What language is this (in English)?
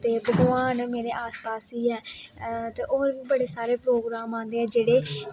Dogri